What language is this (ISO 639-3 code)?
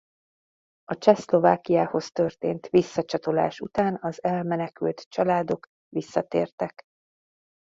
hun